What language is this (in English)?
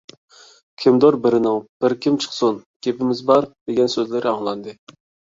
Uyghur